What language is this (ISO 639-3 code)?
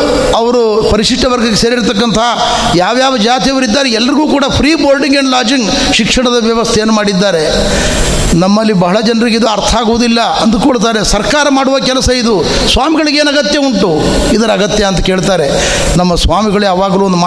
kan